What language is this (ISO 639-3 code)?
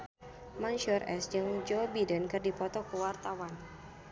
sun